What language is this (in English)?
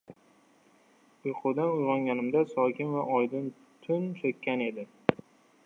Uzbek